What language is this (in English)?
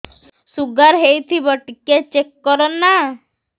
Odia